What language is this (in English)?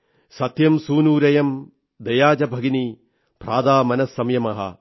Malayalam